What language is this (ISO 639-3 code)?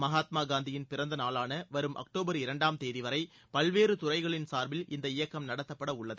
tam